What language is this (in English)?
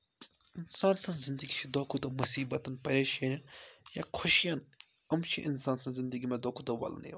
Kashmiri